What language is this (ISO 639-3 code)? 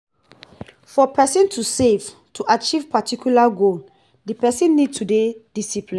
pcm